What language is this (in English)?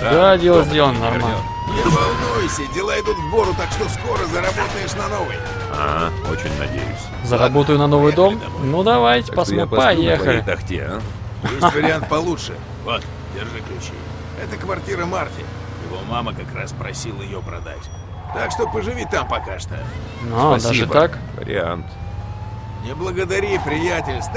Russian